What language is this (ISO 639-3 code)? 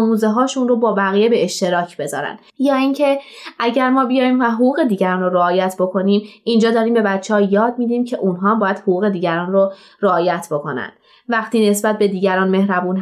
fas